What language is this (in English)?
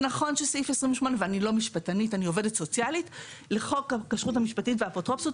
Hebrew